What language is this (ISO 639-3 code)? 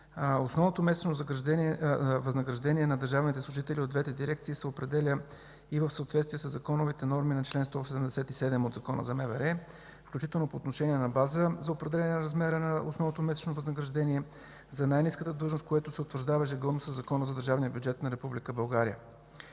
bul